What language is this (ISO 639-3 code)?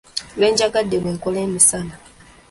lug